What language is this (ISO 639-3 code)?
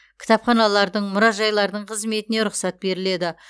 kaz